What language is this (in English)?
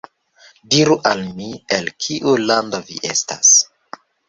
Esperanto